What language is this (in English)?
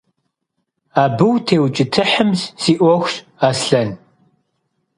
Kabardian